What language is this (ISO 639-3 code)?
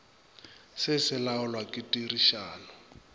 nso